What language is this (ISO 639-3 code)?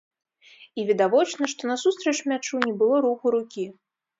bel